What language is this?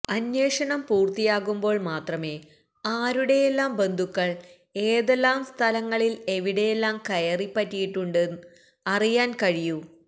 Malayalam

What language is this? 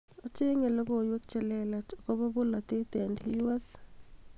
Kalenjin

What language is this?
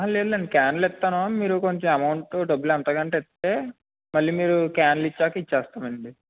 Telugu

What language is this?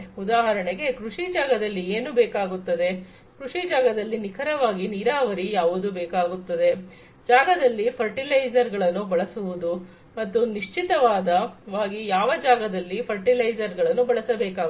Kannada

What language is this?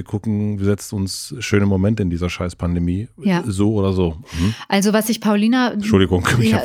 German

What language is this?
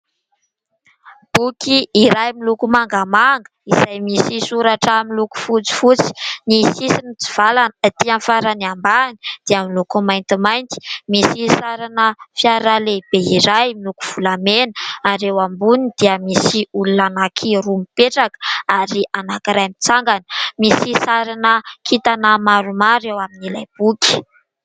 Malagasy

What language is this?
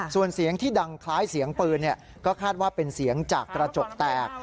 Thai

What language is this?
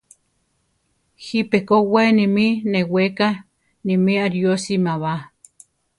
Central Tarahumara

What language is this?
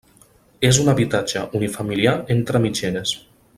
Catalan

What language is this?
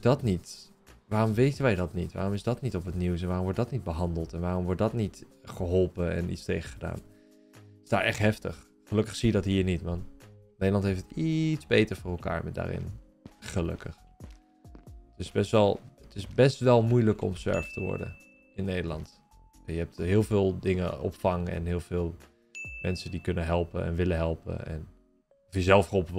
Dutch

